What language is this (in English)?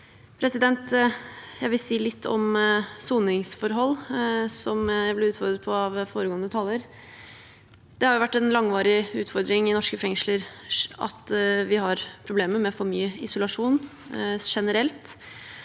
Norwegian